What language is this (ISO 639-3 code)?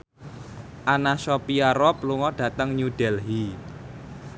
jav